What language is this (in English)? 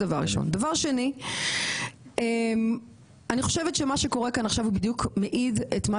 Hebrew